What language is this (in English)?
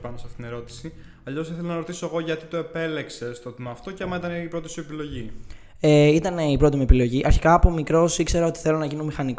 Greek